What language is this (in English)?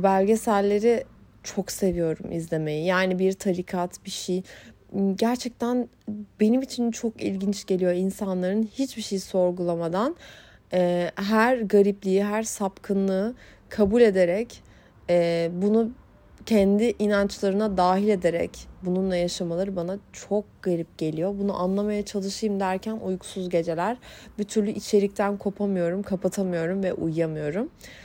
Turkish